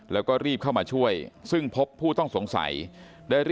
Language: Thai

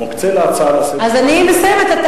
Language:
Hebrew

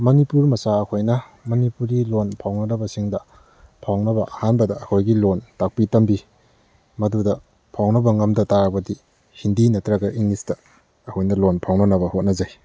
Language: Manipuri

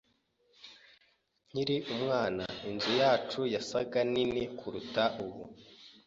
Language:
Kinyarwanda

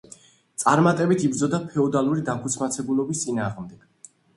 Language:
Georgian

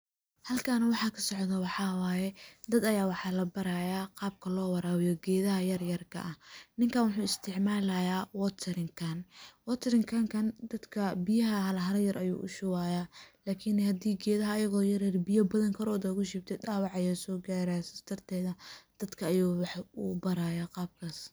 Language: Somali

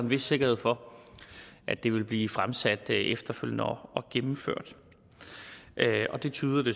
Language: Danish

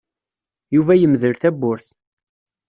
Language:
Kabyle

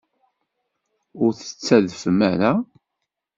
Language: Kabyle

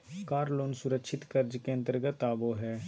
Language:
Magahi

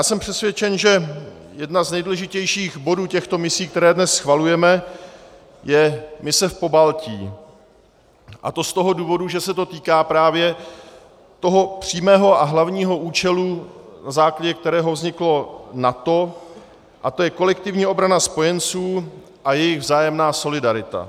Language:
Czech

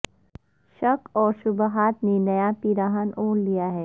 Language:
Urdu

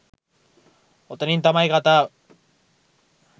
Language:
Sinhala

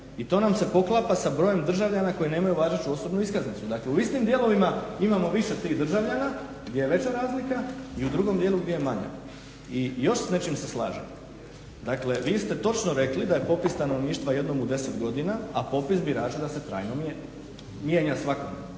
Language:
Croatian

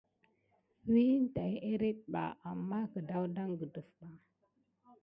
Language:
Gidar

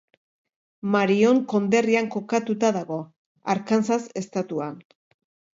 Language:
Basque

